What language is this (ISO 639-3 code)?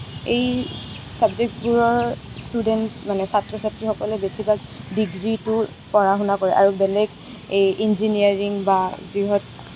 asm